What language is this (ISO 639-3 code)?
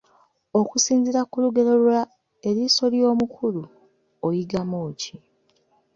lug